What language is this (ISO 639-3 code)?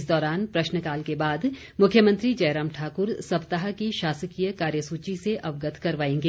hin